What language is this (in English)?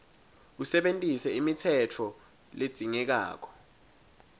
Swati